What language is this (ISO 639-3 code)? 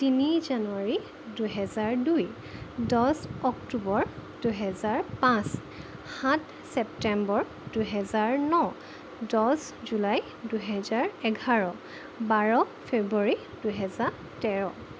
asm